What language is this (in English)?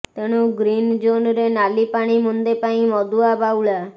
Odia